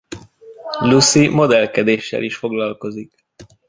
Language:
Hungarian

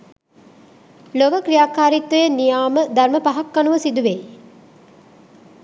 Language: Sinhala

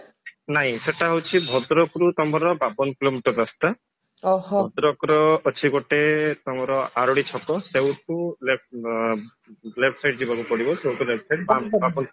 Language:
Odia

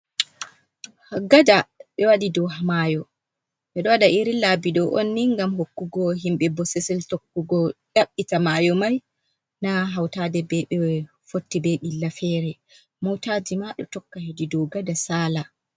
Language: Fula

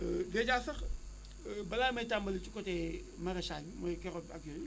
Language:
Wolof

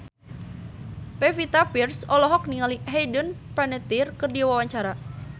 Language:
Sundanese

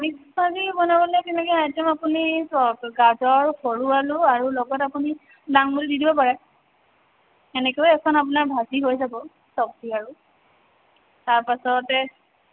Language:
Assamese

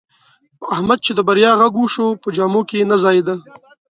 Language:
Pashto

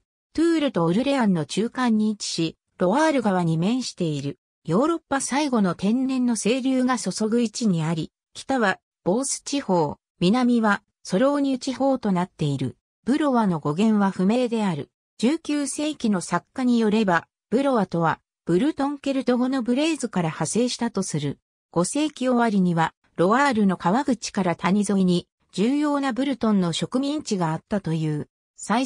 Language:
Japanese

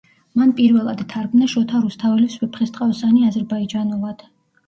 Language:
Georgian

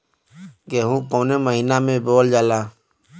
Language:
Bhojpuri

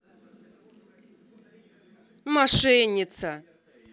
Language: Russian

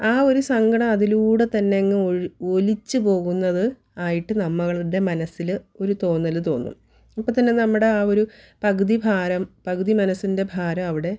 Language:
Malayalam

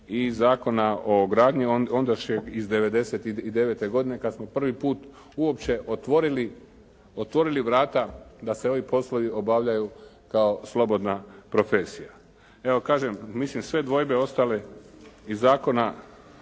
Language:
Croatian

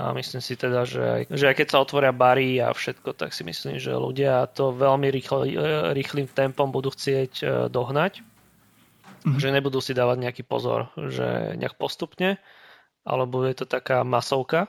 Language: Slovak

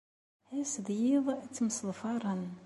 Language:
Kabyle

